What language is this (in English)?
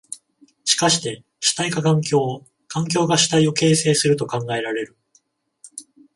Japanese